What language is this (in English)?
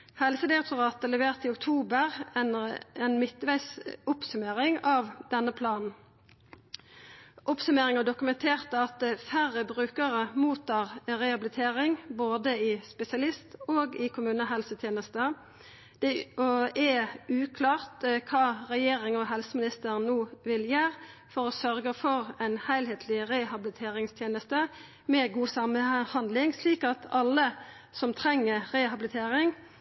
Norwegian Nynorsk